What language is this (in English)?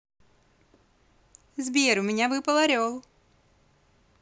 Russian